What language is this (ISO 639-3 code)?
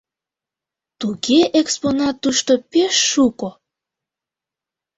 chm